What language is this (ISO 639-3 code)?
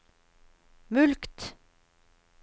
nor